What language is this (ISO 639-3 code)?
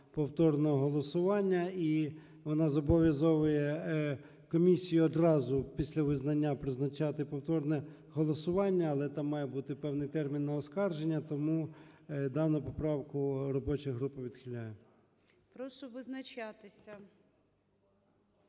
ukr